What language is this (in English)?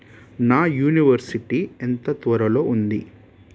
Telugu